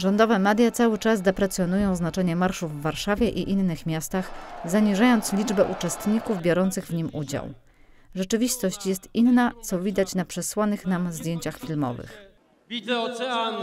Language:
Polish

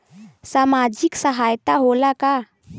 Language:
Bhojpuri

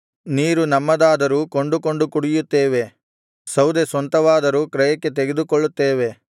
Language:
Kannada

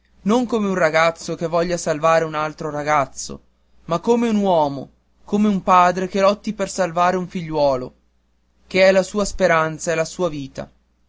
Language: Italian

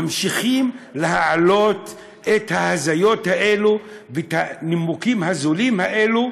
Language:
Hebrew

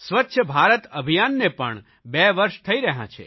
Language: Gujarati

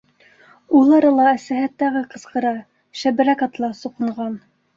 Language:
Bashkir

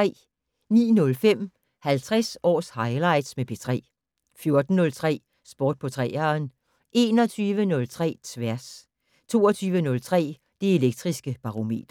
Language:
Danish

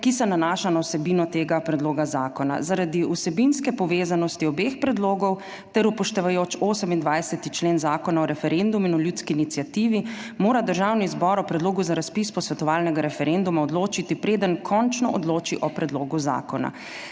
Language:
Slovenian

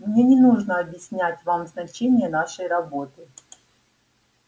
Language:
Russian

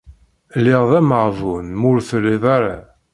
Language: Kabyle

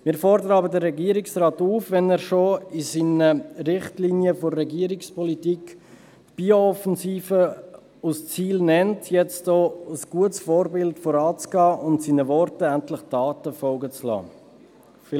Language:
Swiss German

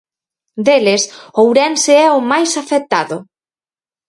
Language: Galician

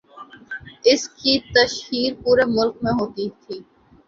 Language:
Urdu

